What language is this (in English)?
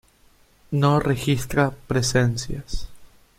Spanish